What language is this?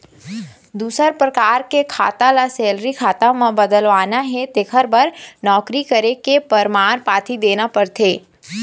Chhattisgarhi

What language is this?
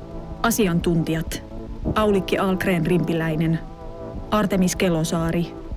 Finnish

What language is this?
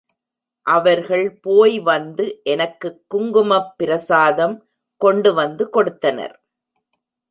Tamil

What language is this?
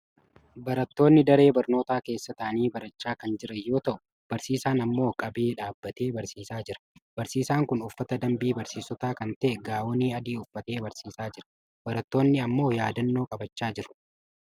Oromo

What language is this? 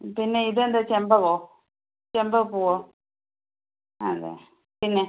Malayalam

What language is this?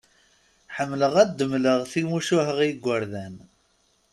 Kabyle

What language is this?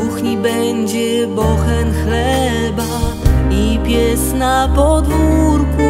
Polish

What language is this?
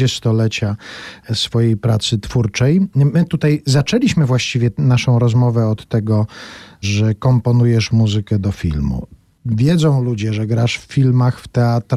Polish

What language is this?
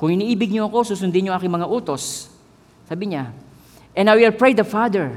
Filipino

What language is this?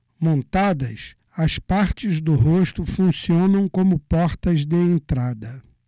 Portuguese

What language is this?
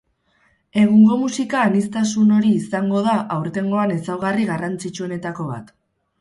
Basque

